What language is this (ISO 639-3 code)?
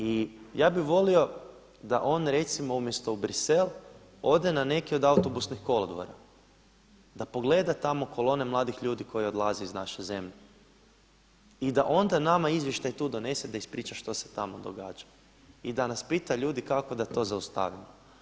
hrv